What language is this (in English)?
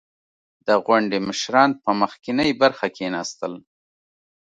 Pashto